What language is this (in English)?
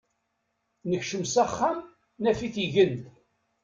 Kabyle